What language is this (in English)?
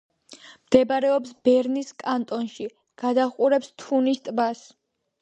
Georgian